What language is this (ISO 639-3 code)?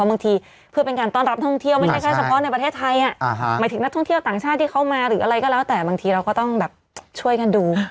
tha